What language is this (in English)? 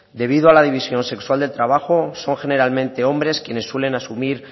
Spanish